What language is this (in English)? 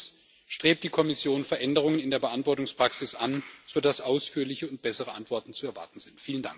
German